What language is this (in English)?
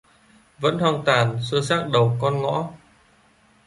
Vietnamese